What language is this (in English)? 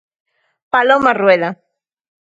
Galician